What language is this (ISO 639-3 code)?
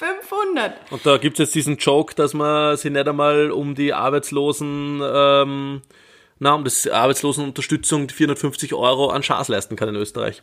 deu